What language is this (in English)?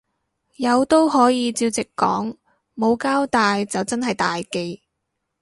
Cantonese